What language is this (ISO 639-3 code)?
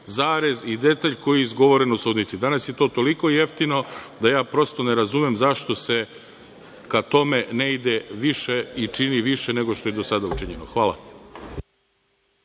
srp